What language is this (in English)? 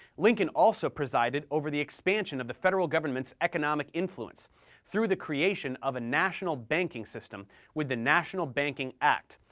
English